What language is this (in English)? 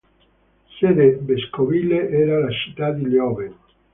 Italian